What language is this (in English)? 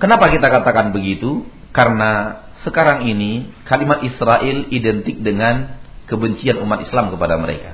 Malay